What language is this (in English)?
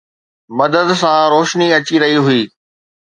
Sindhi